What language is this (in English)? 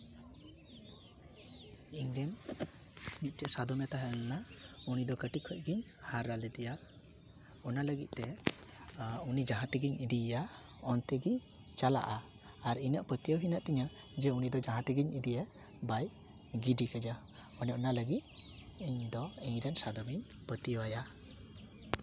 Santali